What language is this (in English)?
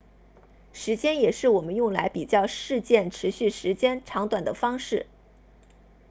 Chinese